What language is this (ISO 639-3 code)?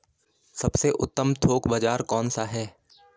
hin